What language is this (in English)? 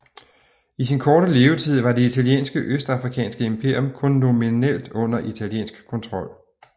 Danish